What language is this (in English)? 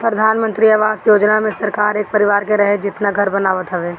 Bhojpuri